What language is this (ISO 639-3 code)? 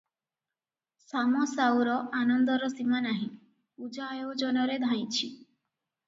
ori